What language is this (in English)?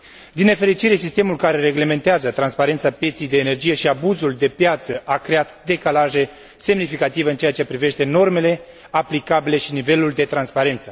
Romanian